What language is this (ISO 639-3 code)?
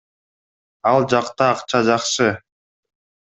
kir